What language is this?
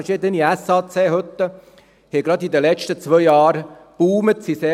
Swiss German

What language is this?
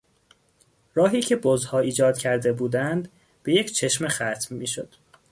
Persian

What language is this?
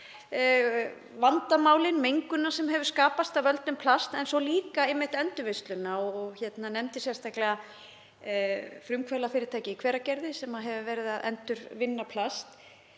Icelandic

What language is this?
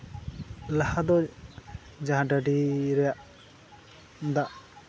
Santali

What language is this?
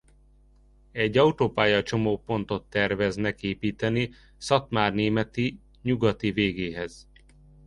Hungarian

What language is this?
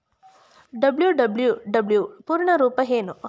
Kannada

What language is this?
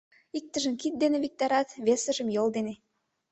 Mari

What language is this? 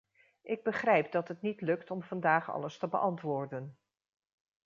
Dutch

